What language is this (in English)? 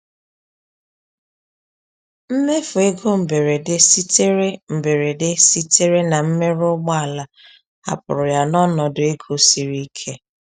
Igbo